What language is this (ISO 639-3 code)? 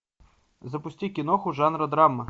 rus